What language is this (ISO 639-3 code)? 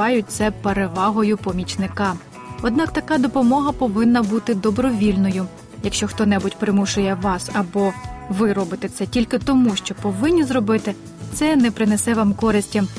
ukr